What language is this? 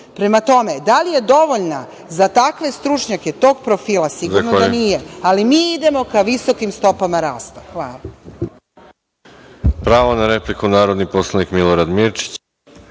Serbian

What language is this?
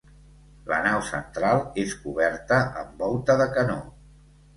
Catalan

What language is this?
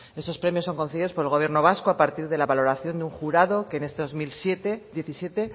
Spanish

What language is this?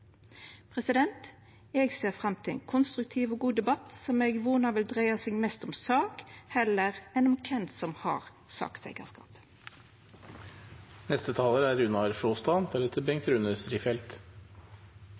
Norwegian Nynorsk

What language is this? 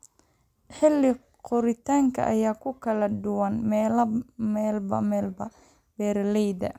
Somali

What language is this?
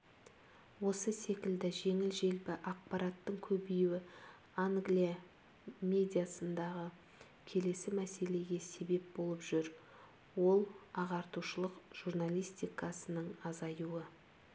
Kazakh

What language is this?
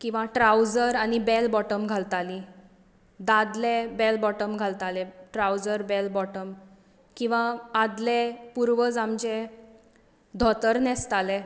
Konkani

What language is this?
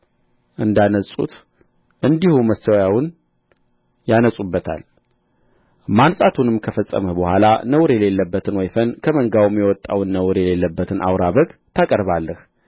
Amharic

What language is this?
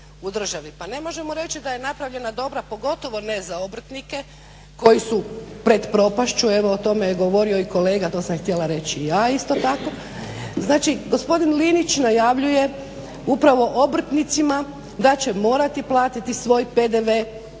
Croatian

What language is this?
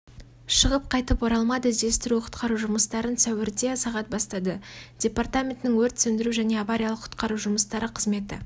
Kazakh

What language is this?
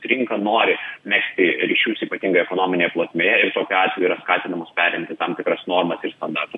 Lithuanian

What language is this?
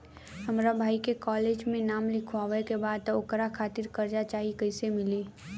Bhojpuri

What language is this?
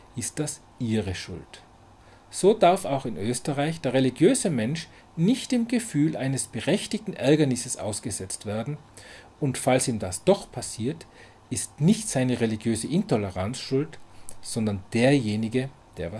German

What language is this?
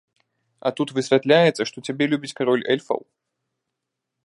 Belarusian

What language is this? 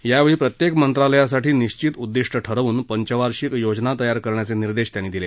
Marathi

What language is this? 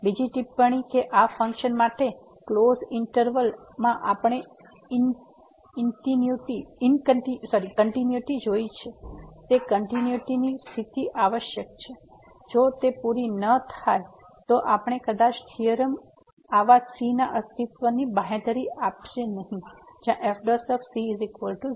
Gujarati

